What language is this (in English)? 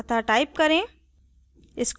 Hindi